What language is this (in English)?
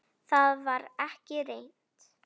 Icelandic